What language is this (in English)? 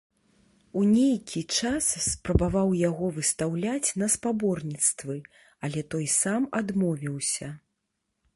Belarusian